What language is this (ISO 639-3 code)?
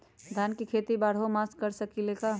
mag